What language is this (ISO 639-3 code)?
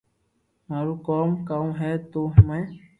lrk